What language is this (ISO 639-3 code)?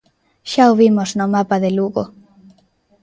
glg